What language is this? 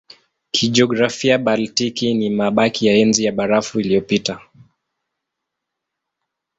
Swahili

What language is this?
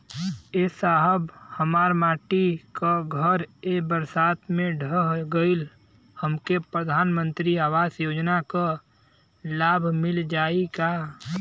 Bhojpuri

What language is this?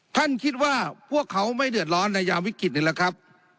Thai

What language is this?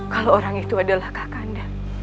Indonesian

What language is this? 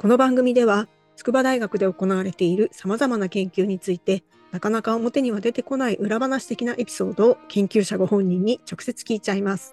Japanese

